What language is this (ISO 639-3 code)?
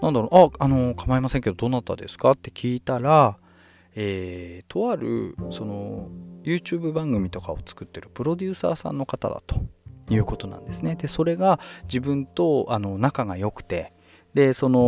jpn